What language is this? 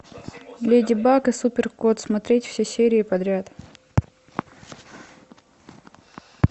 Russian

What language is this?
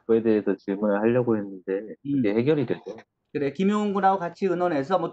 Korean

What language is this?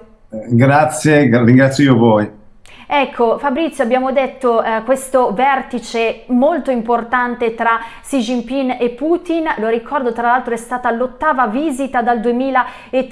Italian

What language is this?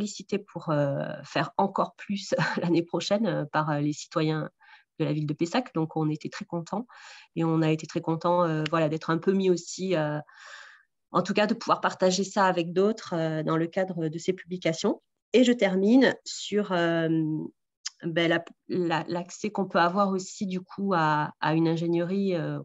French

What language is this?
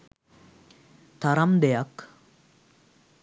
Sinhala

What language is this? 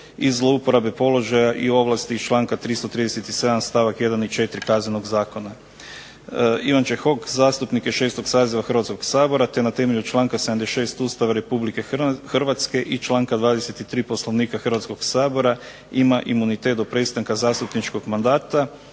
Croatian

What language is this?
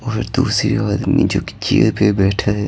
Hindi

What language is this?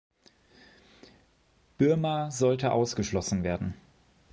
German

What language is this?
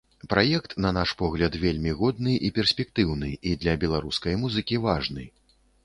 Belarusian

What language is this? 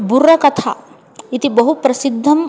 Sanskrit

